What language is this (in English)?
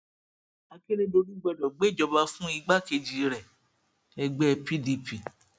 Yoruba